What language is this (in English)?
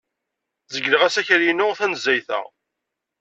Kabyle